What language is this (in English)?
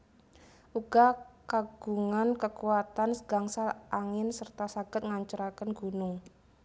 Javanese